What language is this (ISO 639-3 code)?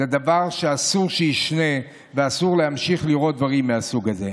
heb